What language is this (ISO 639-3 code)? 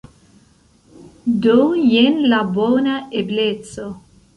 epo